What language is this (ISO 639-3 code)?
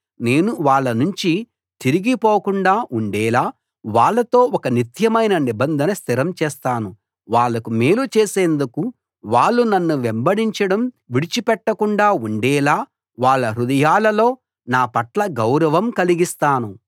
tel